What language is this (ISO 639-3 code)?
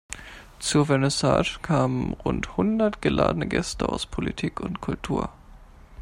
deu